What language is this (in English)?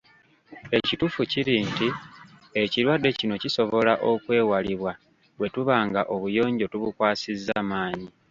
Ganda